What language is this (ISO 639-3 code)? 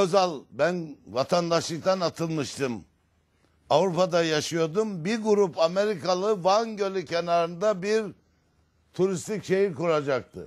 tur